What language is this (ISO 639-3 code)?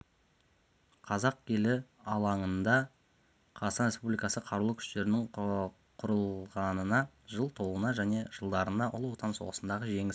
kaz